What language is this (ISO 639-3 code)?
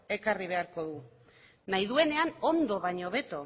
eus